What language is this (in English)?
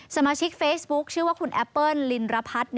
Thai